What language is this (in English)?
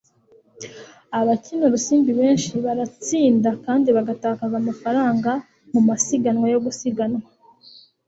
Kinyarwanda